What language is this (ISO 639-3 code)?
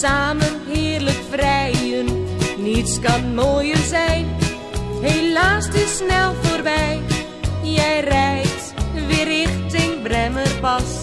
nld